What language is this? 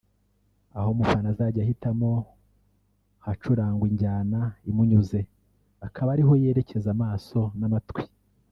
Kinyarwanda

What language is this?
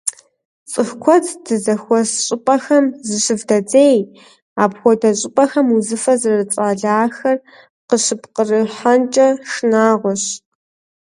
Kabardian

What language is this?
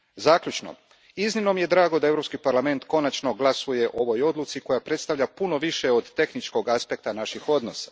Croatian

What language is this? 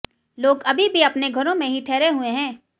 Hindi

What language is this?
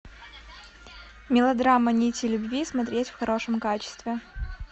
Russian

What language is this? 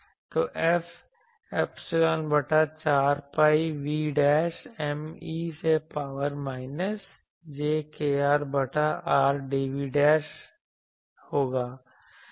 Hindi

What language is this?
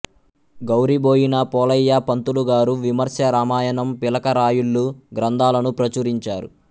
Telugu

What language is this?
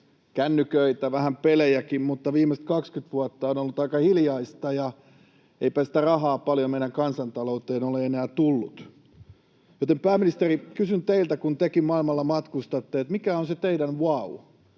Finnish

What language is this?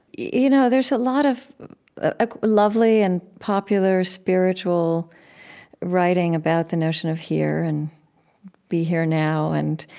English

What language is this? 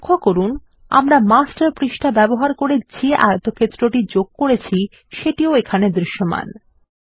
Bangla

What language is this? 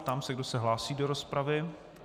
Czech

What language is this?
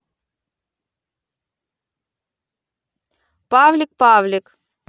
Russian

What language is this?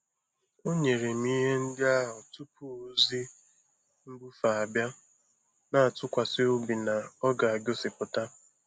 Igbo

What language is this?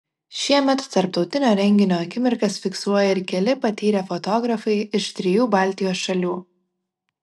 Lithuanian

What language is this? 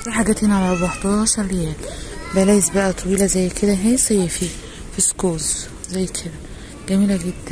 Arabic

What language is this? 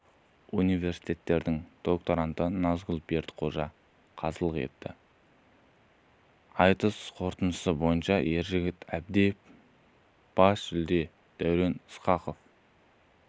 Kazakh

